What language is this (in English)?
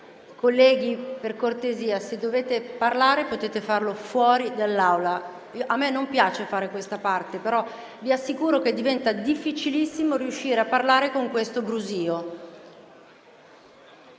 Italian